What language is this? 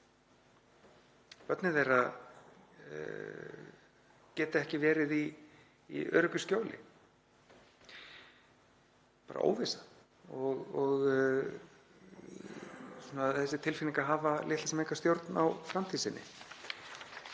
Icelandic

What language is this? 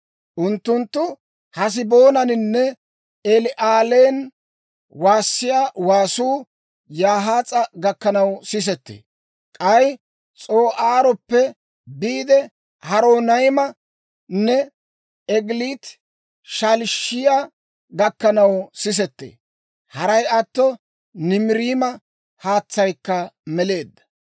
Dawro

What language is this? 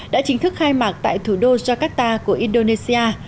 Vietnamese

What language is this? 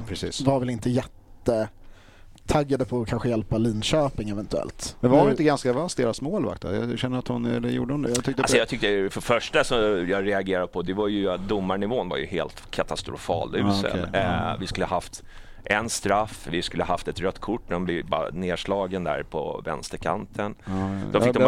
Swedish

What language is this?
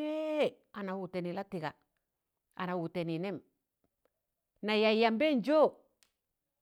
Tangale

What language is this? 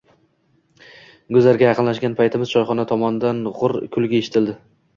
Uzbek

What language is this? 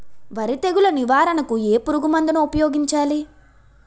Telugu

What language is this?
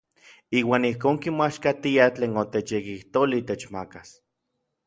Orizaba Nahuatl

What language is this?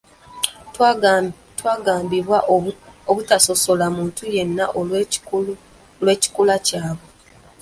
Ganda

